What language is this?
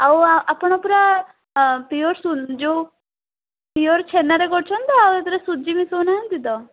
Odia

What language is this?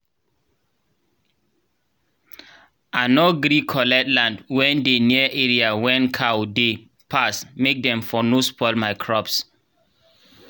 Nigerian Pidgin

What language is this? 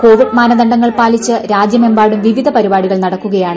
Malayalam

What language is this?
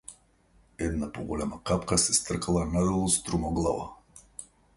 Macedonian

